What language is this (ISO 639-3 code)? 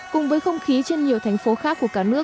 vie